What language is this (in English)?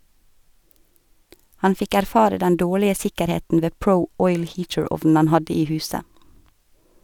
Norwegian